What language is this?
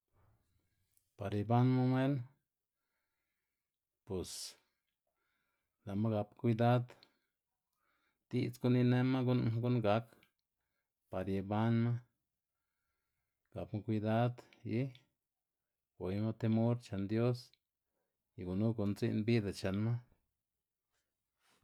Xanaguía Zapotec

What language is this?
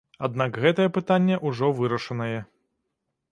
Belarusian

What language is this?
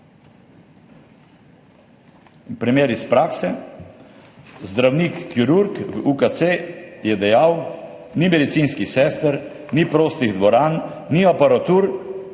Slovenian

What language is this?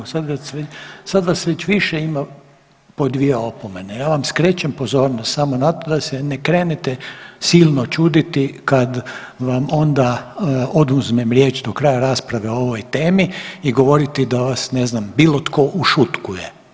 Croatian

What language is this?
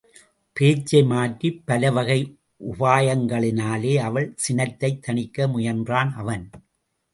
Tamil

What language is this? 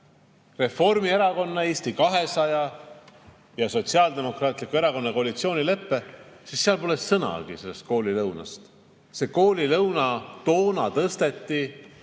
Estonian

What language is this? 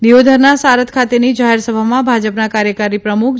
Gujarati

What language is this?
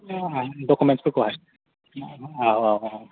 Bodo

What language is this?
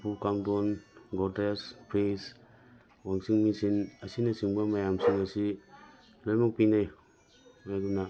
Manipuri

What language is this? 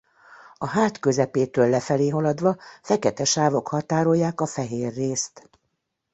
Hungarian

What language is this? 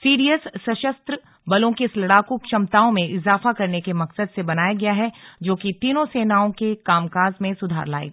Hindi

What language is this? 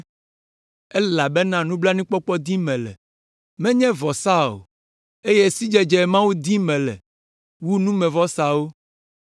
Ewe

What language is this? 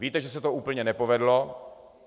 Czech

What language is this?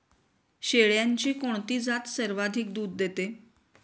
Marathi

